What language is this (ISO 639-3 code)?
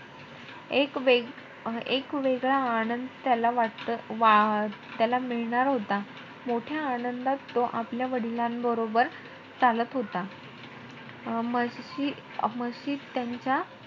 mar